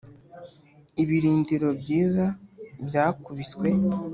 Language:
Kinyarwanda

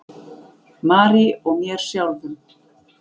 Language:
Icelandic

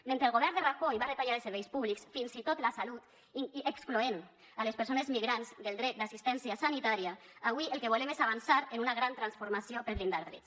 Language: Catalan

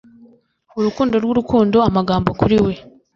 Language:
Kinyarwanda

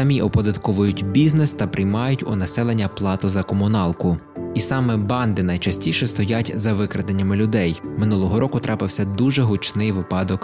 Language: Ukrainian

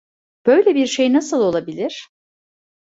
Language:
Turkish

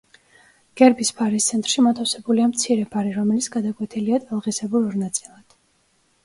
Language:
Georgian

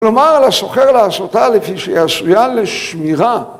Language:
Hebrew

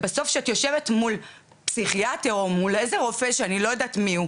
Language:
Hebrew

